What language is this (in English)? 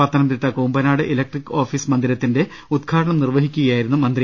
Malayalam